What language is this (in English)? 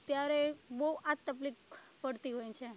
Gujarati